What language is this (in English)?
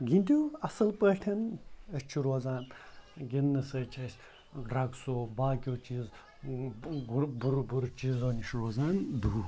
Kashmiri